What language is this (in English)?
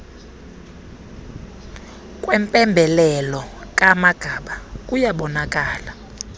Xhosa